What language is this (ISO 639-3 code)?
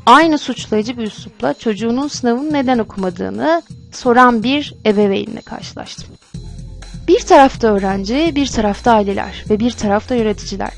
tur